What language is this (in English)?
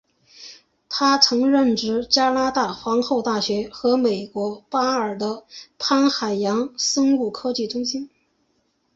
Chinese